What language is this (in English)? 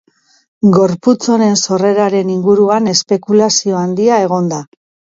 Basque